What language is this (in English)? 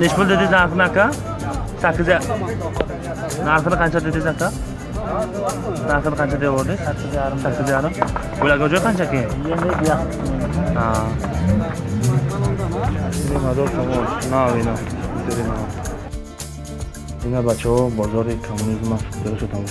Turkish